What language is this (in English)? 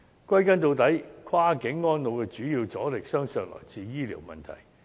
Cantonese